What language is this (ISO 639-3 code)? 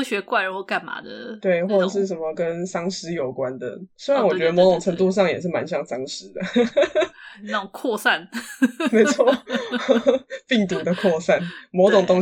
zho